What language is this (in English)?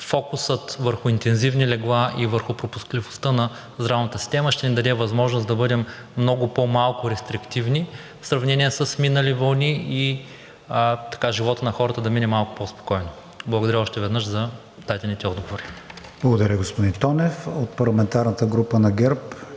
Bulgarian